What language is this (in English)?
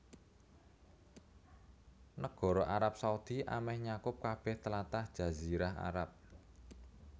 Javanese